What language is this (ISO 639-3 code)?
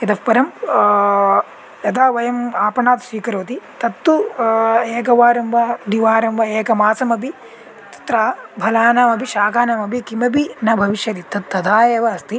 san